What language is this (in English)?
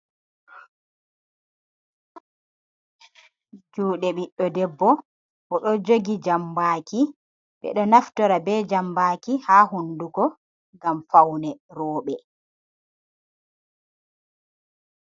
Fula